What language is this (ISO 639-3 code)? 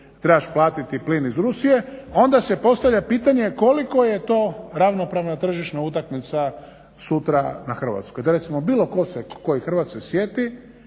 hrv